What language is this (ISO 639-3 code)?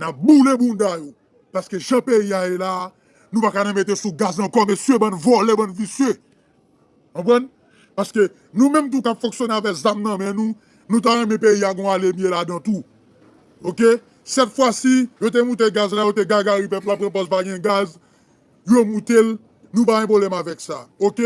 fra